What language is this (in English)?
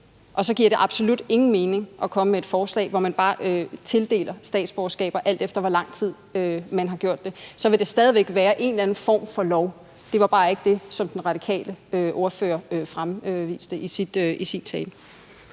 Danish